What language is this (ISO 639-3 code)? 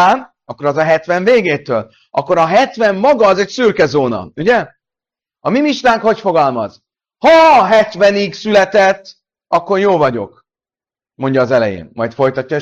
hun